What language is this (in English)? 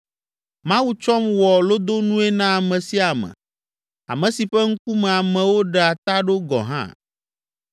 Ewe